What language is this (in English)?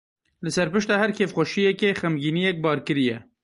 Kurdish